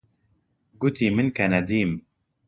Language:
Central Kurdish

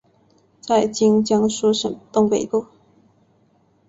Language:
Chinese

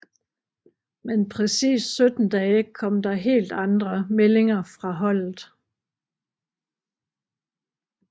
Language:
Danish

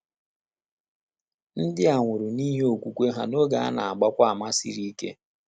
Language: Igbo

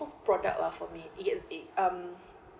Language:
English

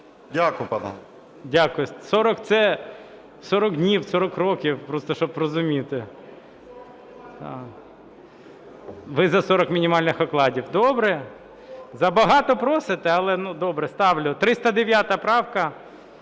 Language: Ukrainian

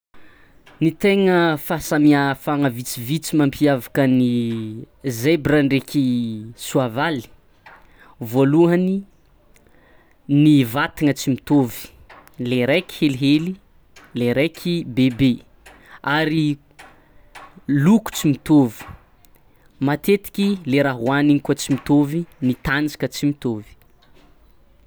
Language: Tsimihety Malagasy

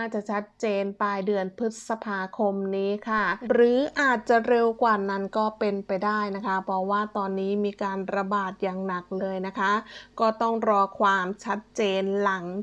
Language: Thai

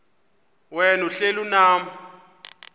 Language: Xhosa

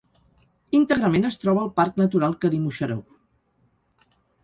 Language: Catalan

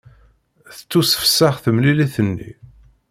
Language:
Kabyle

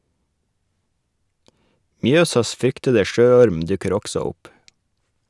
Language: Norwegian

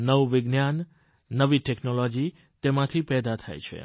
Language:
Gujarati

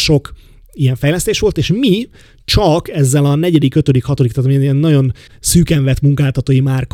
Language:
Hungarian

